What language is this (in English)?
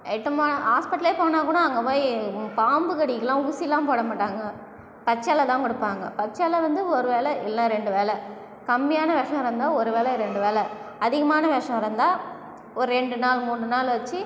Tamil